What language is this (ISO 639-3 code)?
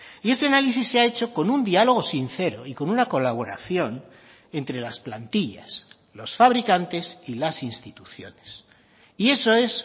spa